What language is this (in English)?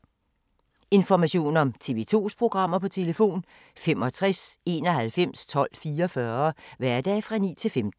Danish